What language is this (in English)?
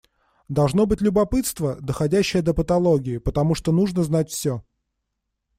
Russian